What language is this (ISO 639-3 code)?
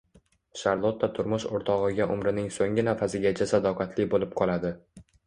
uzb